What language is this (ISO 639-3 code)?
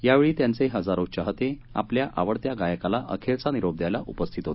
mar